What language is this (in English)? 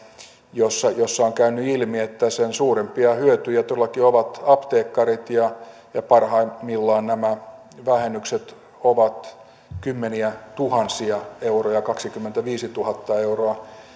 Finnish